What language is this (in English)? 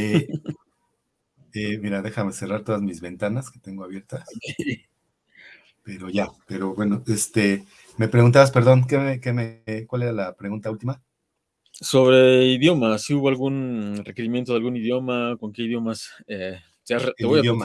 Spanish